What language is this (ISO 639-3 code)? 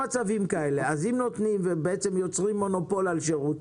heb